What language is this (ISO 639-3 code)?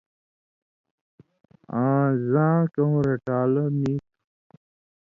mvy